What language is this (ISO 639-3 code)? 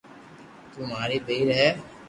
lrk